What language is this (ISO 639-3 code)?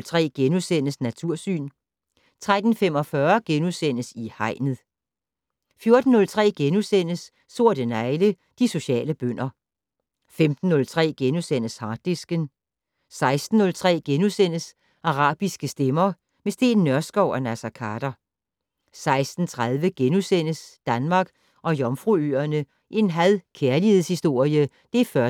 dan